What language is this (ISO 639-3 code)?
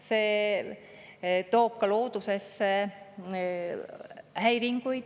est